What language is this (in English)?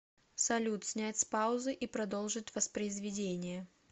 Russian